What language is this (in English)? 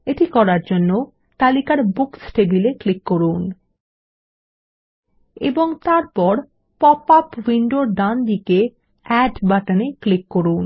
Bangla